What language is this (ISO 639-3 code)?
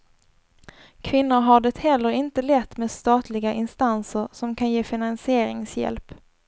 swe